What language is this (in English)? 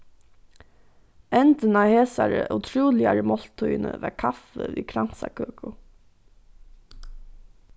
Faroese